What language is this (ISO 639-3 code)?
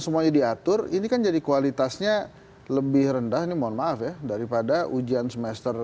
ind